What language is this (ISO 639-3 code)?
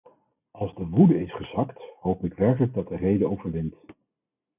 nld